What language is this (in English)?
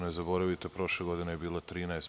Serbian